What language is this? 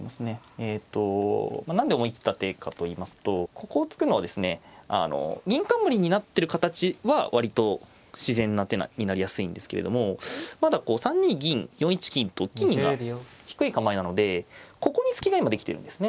Japanese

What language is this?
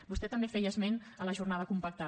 Catalan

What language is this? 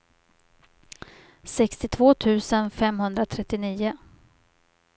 Swedish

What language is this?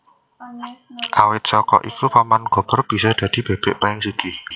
Javanese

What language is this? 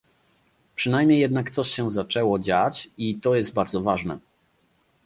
Polish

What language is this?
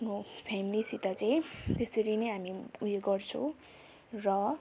Nepali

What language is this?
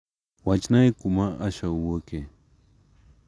Luo (Kenya and Tanzania)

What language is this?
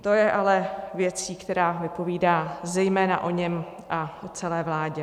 Czech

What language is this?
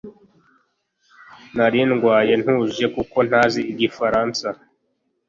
Kinyarwanda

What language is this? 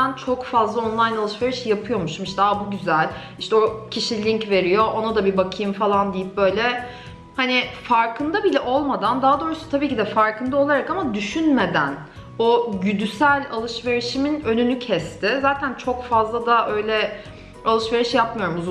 Turkish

